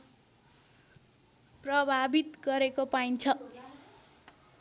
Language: Nepali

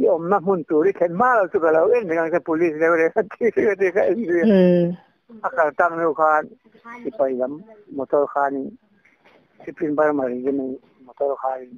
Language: Thai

